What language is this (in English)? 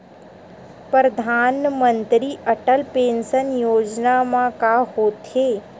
Chhattisgarhi